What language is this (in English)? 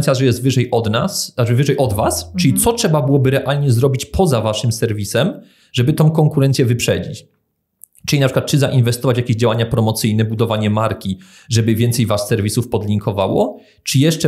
Polish